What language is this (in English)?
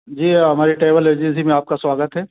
Hindi